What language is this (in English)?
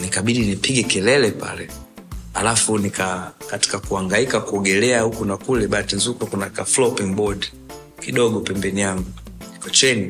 Swahili